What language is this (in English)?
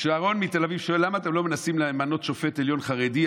Hebrew